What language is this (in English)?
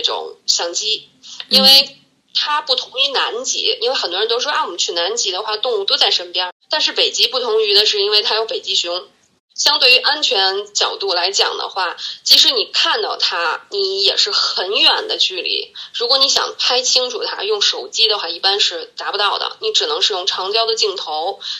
Chinese